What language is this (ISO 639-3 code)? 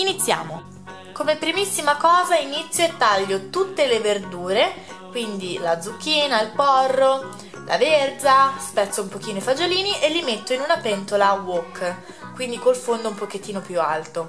ita